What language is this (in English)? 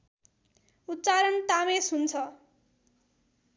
Nepali